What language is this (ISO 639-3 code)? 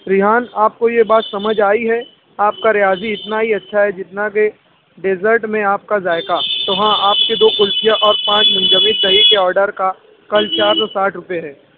urd